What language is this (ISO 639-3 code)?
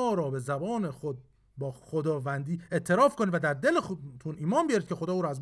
fas